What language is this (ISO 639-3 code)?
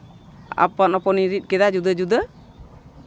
sat